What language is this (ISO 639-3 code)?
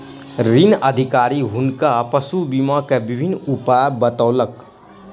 mai